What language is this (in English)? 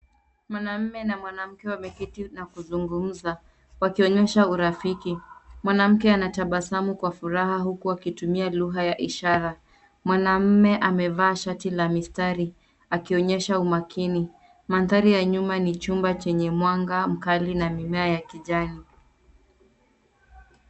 Swahili